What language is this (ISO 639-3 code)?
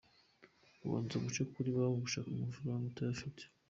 kin